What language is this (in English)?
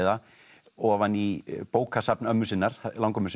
Icelandic